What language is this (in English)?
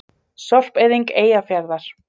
Icelandic